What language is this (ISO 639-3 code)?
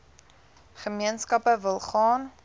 afr